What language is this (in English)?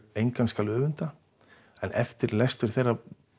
Icelandic